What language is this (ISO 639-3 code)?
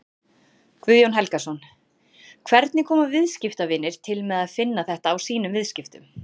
isl